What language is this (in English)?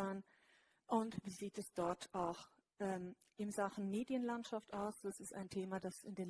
German